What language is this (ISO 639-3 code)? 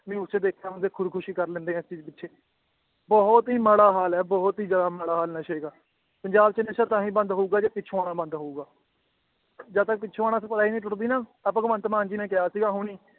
pan